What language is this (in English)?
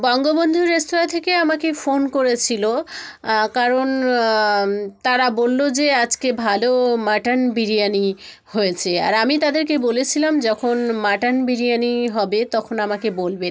Bangla